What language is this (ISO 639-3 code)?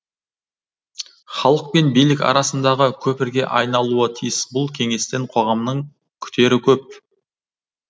kaz